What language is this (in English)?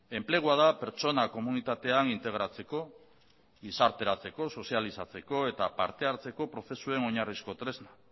Basque